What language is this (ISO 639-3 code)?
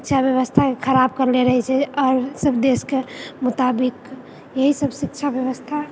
mai